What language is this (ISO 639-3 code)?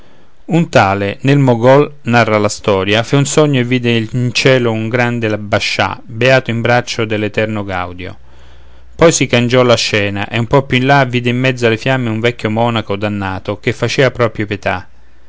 ita